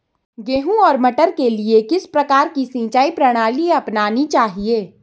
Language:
Hindi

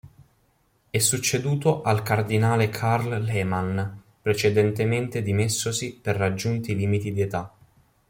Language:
Italian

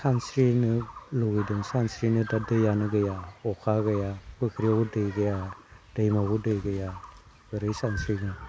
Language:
Bodo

